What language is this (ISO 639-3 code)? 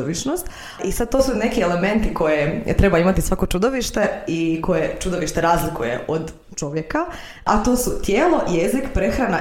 hrv